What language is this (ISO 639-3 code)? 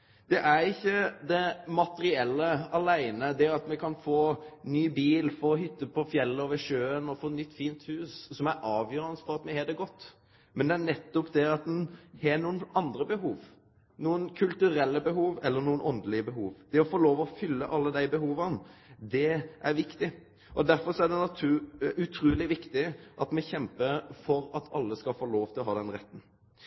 nno